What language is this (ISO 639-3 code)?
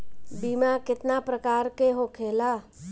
bho